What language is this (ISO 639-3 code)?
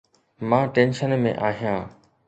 snd